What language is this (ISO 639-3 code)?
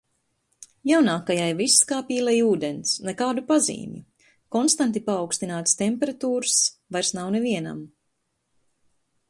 lav